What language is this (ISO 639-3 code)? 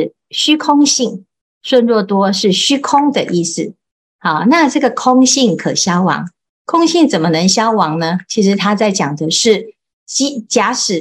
zho